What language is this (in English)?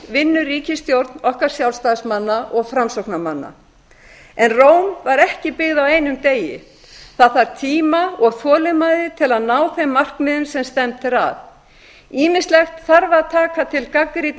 Icelandic